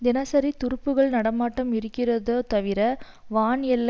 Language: Tamil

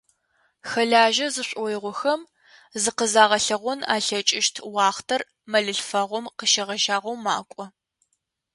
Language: Adyghe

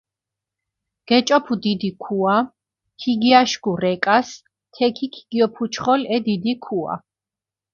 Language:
Mingrelian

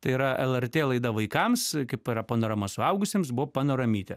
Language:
Lithuanian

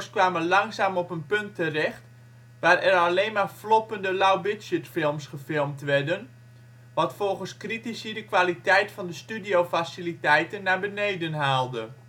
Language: Dutch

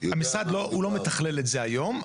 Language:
Hebrew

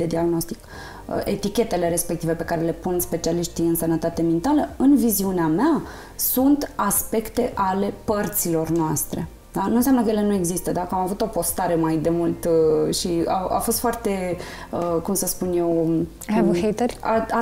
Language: Romanian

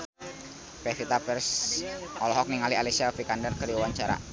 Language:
Sundanese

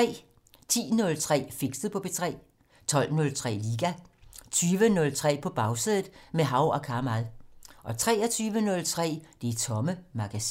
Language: Danish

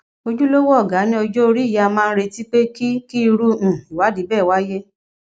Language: Yoruba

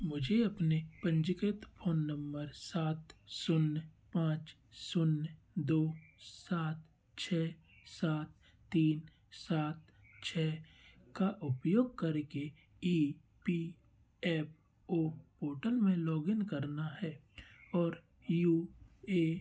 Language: Hindi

